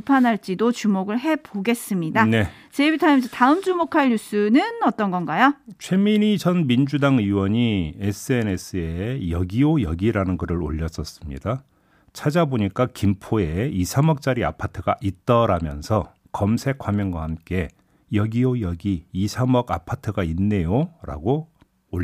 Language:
Korean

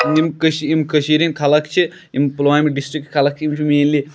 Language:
Kashmiri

